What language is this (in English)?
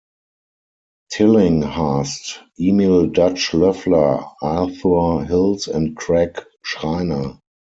English